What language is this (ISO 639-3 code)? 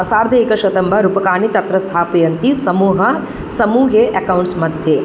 san